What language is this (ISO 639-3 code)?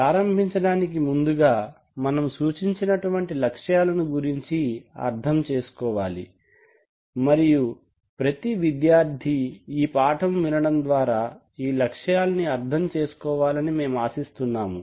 tel